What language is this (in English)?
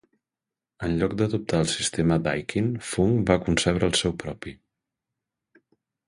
Catalan